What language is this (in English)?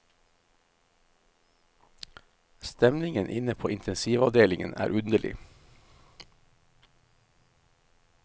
Norwegian